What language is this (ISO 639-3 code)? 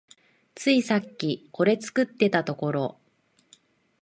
jpn